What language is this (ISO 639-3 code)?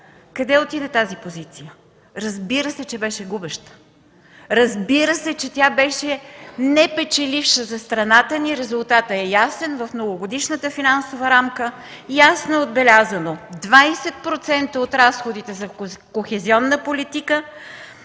bul